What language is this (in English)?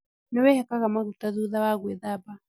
Kikuyu